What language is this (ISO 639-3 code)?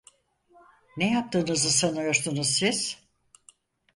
tur